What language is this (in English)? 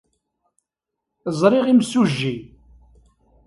Kabyle